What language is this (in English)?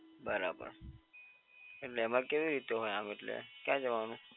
Gujarati